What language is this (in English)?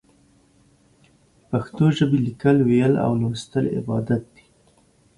Pashto